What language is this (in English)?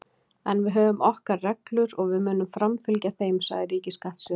Icelandic